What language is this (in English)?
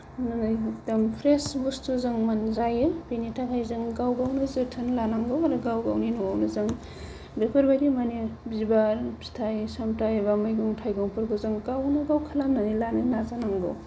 Bodo